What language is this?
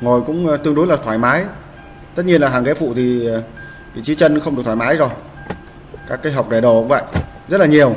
Vietnamese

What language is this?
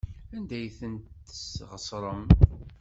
Kabyle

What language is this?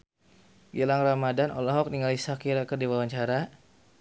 Sundanese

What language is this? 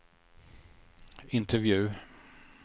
Swedish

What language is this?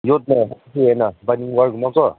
Manipuri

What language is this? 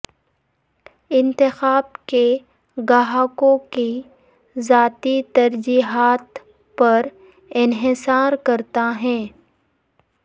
Urdu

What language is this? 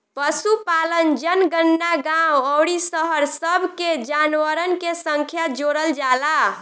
Bhojpuri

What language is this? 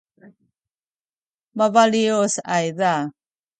Sakizaya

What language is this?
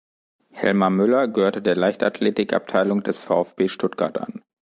German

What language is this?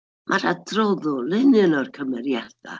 Welsh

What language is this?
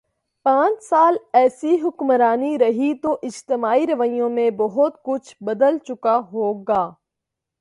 Urdu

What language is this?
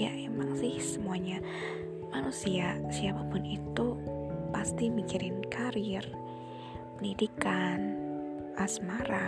Indonesian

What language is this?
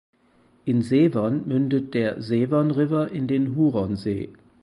German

